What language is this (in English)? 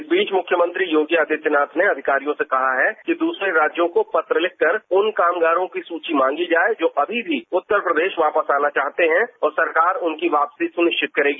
Hindi